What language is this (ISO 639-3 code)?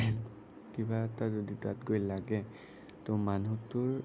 asm